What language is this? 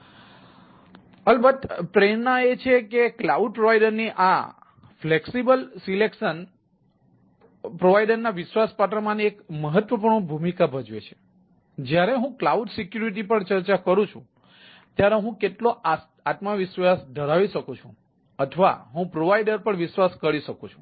Gujarati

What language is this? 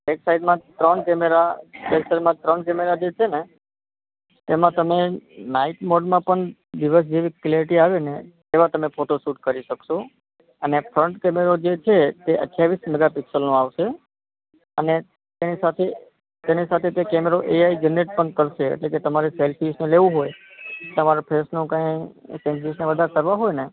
Gujarati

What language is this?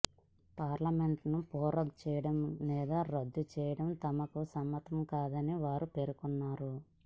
Telugu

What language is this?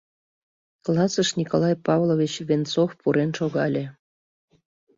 Mari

